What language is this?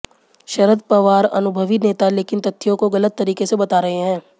Hindi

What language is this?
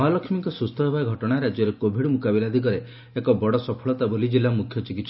Odia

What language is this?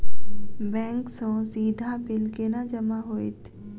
Maithili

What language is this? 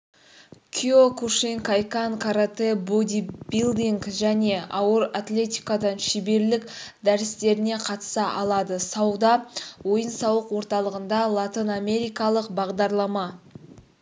Kazakh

